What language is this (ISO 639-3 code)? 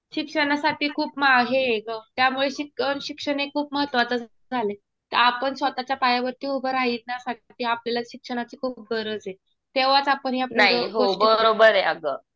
mar